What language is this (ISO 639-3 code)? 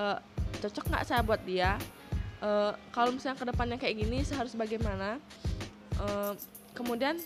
ind